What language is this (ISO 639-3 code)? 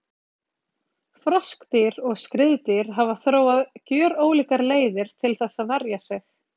isl